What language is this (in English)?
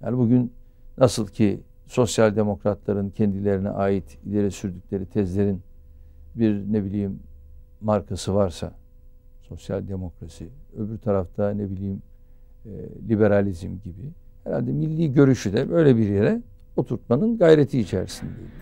Turkish